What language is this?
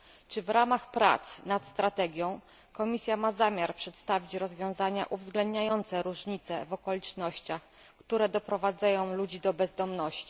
Polish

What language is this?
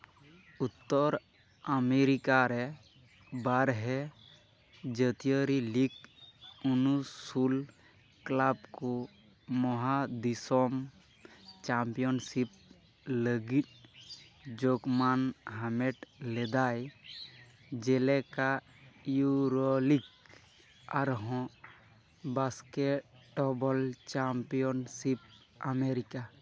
Santali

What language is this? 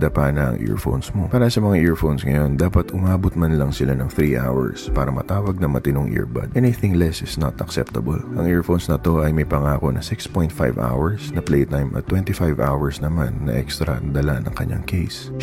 Filipino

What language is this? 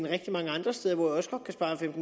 Danish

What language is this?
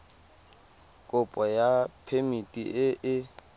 Tswana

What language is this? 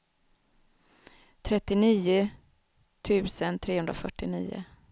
Swedish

